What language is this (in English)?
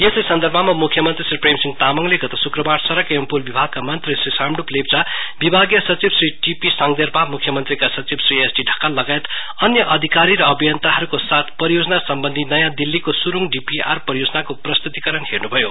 Nepali